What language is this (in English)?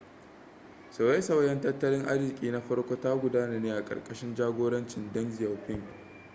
Hausa